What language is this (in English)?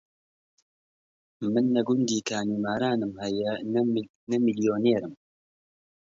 Central Kurdish